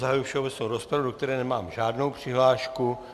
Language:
Czech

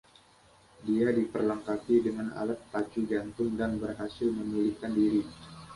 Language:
Indonesian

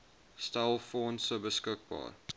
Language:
Afrikaans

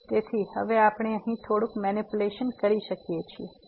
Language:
Gujarati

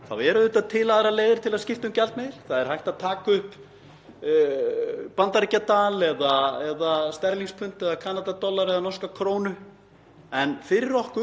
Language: Icelandic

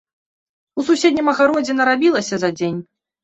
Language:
Belarusian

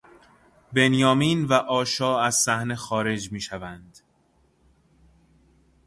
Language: Persian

